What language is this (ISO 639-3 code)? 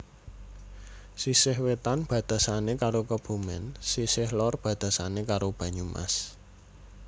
jav